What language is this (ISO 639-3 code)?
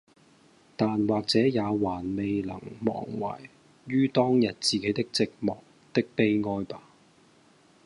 yue